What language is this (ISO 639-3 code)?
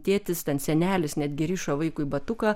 lit